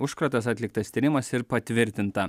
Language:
Lithuanian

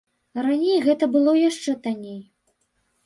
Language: Belarusian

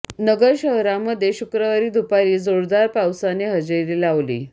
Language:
Marathi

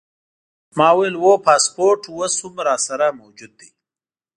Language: Pashto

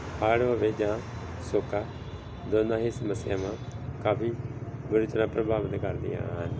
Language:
Punjabi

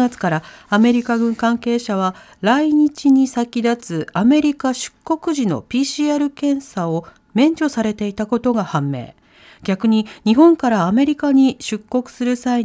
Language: Japanese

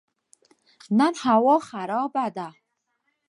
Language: Pashto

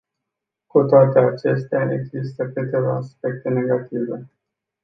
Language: Romanian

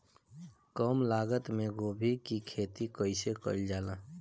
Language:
Bhojpuri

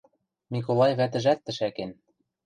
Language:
Western Mari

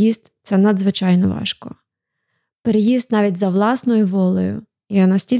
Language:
Ukrainian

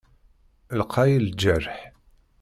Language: Kabyle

